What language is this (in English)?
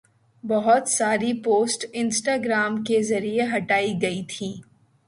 Urdu